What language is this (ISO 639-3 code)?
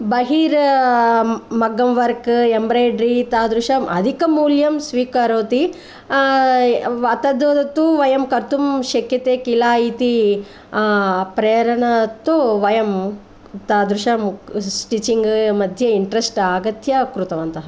san